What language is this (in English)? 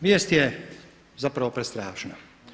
Croatian